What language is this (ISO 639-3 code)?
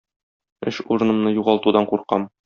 tat